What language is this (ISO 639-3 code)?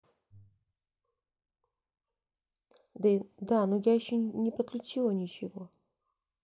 rus